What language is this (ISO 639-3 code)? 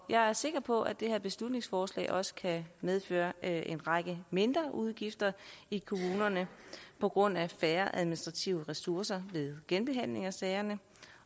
dan